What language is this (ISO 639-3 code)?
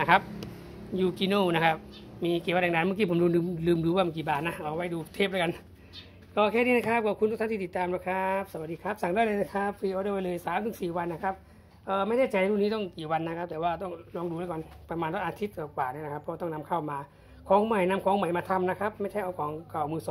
tha